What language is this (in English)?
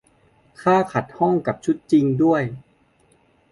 Thai